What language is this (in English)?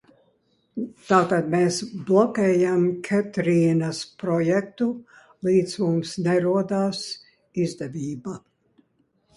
Latvian